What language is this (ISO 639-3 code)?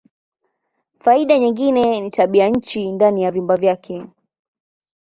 swa